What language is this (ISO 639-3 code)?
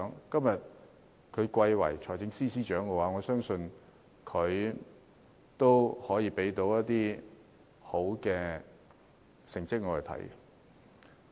yue